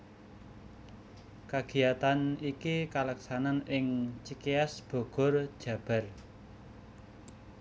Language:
Javanese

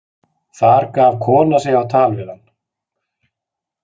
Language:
Icelandic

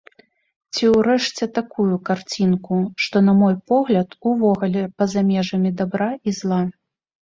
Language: Belarusian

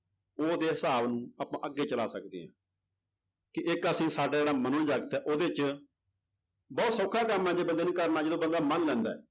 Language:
Punjabi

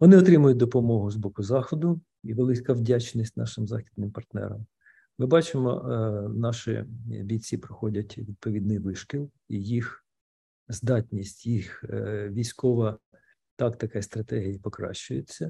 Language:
Ukrainian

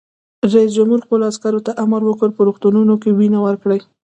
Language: Pashto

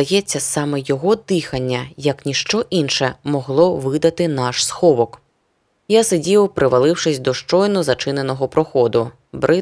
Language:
Ukrainian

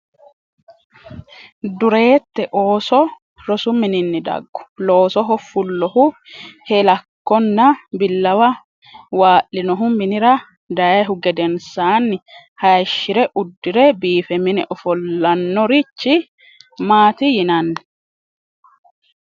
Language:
Sidamo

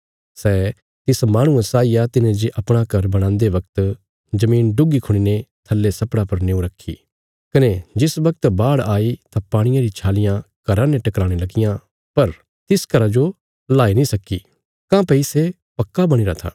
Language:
Bilaspuri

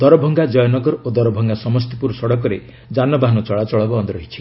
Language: Odia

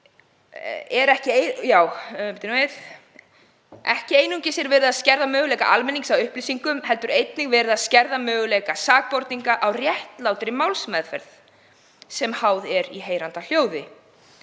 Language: Icelandic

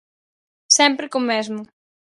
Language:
Galician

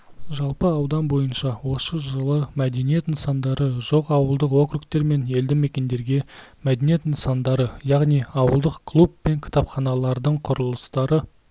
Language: Kazakh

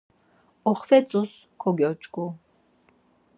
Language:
Laz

